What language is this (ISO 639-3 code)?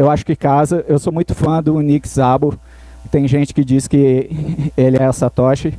por